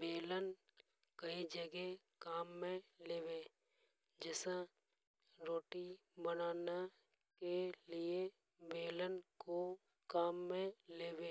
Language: Hadothi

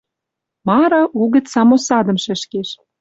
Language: Western Mari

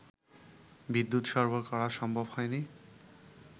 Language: Bangla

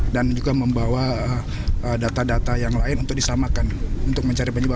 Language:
Indonesian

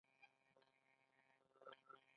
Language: Pashto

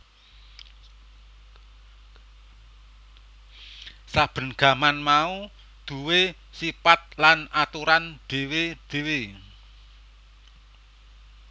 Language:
Javanese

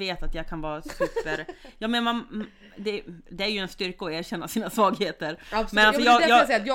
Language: Swedish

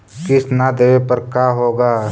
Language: Magahi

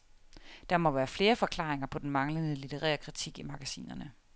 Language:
Danish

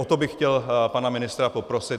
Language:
Czech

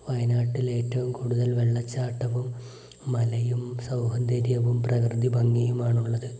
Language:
Malayalam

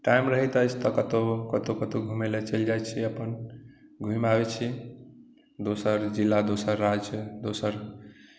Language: Maithili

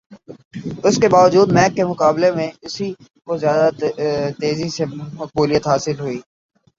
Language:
Urdu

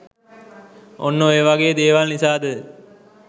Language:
Sinhala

